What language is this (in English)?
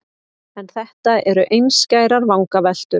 Icelandic